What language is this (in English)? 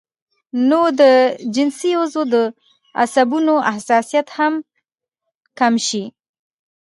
Pashto